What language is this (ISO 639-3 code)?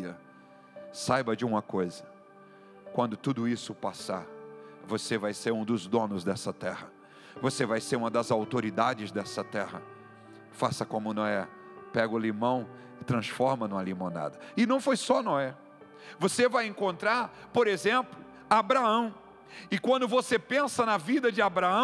por